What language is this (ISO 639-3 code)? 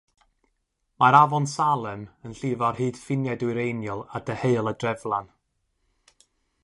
cym